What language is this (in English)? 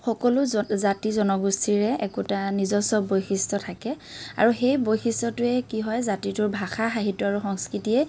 Assamese